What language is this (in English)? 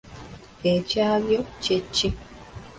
Ganda